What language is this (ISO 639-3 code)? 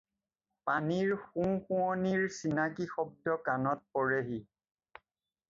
asm